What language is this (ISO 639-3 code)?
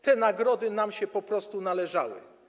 pol